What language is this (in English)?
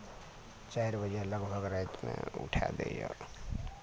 Maithili